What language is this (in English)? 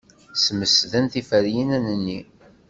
Kabyle